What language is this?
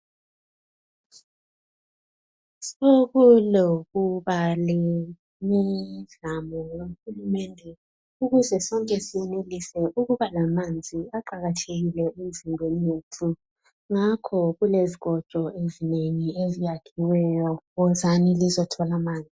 North Ndebele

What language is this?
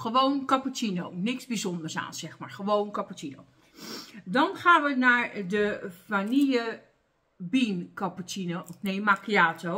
Dutch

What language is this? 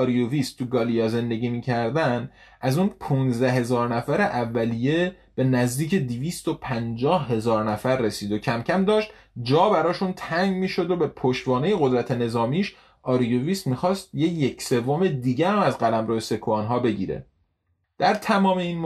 Persian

